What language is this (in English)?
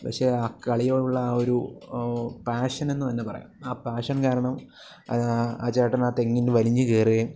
Malayalam